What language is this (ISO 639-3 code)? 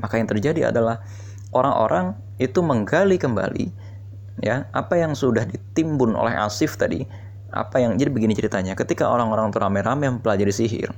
ind